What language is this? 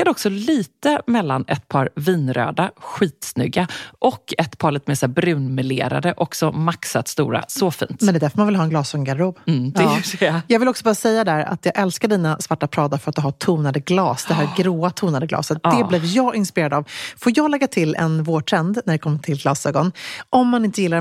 Swedish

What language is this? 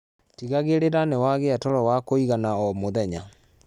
Kikuyu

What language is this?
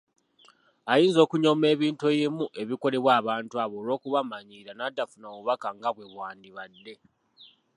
Ganda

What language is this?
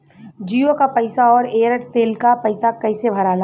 Bhojpuri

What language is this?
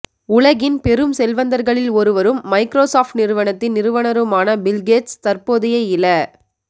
Tamil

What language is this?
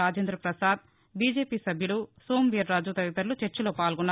Telugu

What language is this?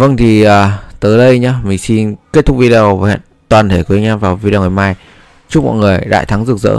Vietnamese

